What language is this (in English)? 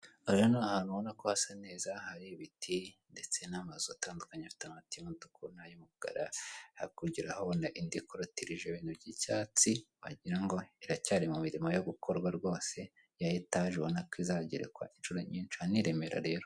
Kinyarwanda